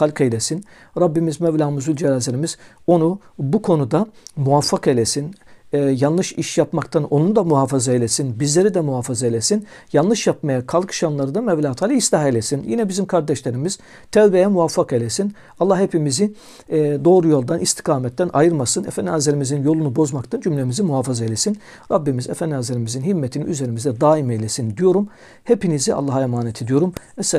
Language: Turkish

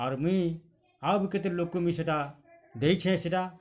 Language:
Odia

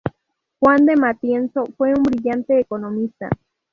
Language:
Spanish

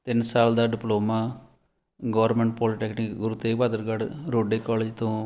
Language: Punjabi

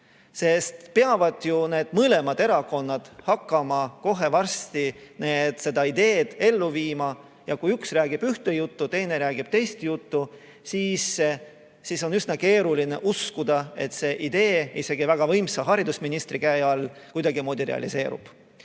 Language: Estonian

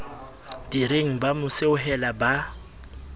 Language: Southern Sotho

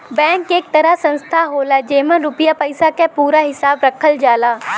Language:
Bhojpuri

